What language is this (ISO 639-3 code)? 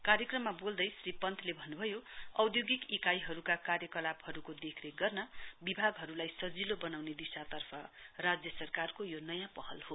nep